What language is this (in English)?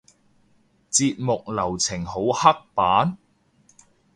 Cantonese